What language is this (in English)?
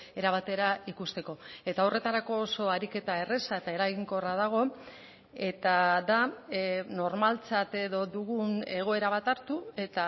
Basque